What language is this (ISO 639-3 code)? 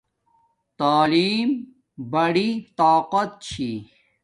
dmk